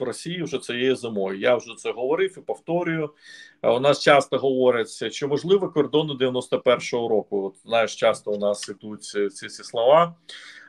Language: Ukrainian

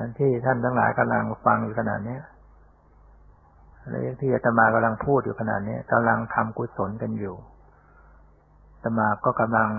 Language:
Thai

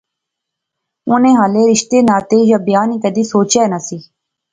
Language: Pahari-Potwari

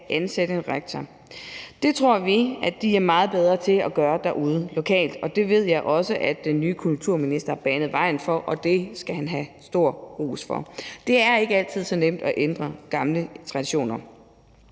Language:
Danish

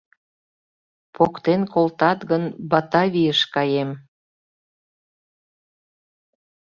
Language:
Mari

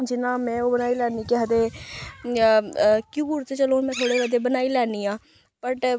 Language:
Dogri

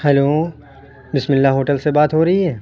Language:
Urdu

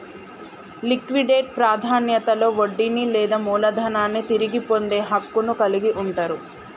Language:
Telugu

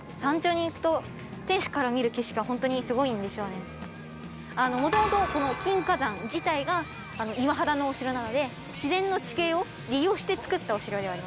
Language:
Japanese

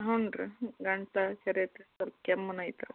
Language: Kannada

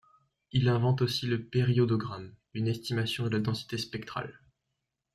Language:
French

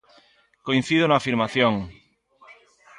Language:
Galician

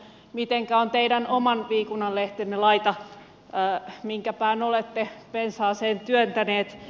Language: Finnish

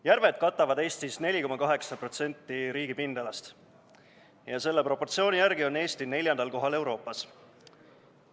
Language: Estonian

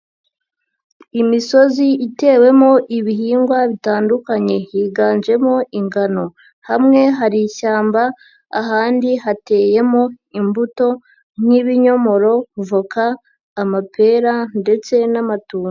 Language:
Kinyarwanda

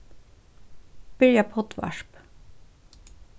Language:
Faroese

